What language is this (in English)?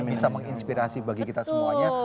Indonesian